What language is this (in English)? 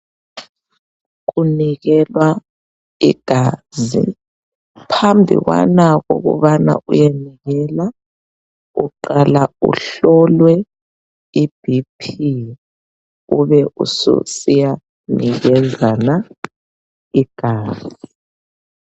North Ndebele